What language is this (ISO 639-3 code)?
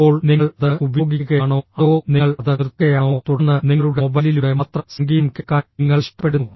mal